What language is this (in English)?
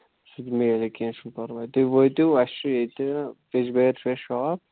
Kashmiri